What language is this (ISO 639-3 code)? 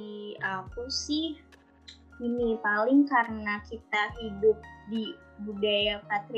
ind